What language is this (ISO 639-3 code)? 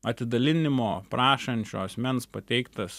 lit